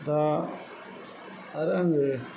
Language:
Bodo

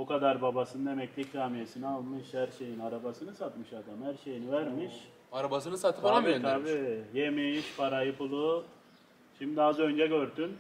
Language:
Turkish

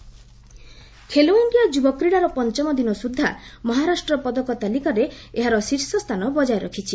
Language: Odia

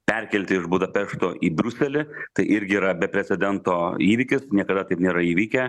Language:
Lithuanian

